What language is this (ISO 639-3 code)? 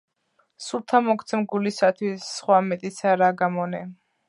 kat